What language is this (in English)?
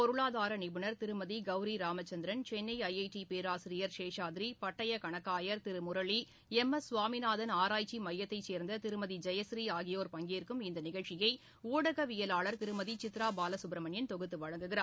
Tamil